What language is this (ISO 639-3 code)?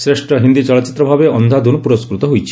ori